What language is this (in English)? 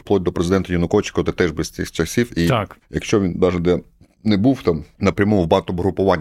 Ukrainian